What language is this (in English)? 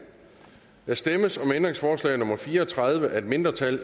Danish